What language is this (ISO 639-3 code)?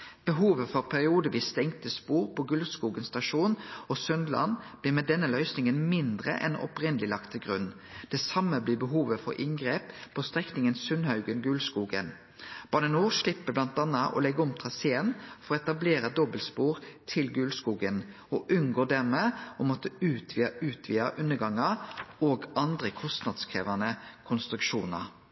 nno